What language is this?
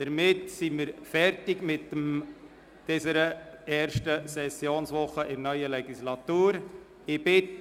Swiss German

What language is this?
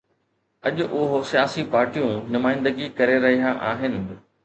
Sindhi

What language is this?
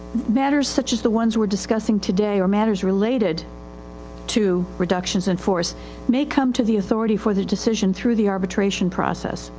English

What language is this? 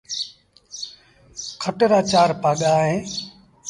Sindhi Bhil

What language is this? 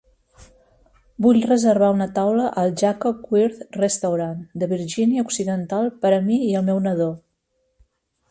Catalan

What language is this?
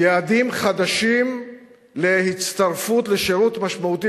Hebrew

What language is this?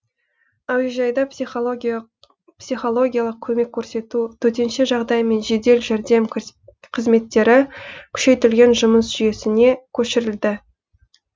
Kazakh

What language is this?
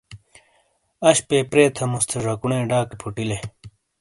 Shina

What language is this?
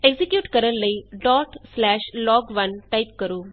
Punjabi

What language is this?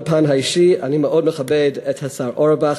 Hebrew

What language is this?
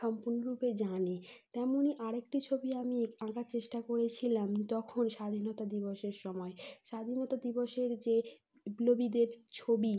Bangla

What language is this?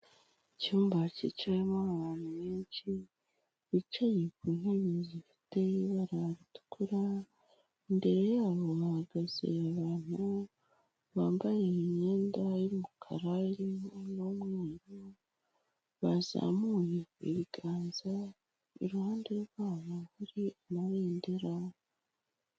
Kinyarwanda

